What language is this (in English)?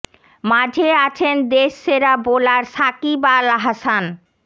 Bangla